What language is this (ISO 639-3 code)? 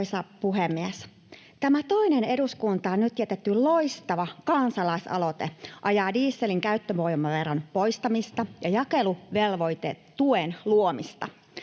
fin